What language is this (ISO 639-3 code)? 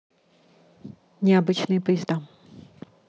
rus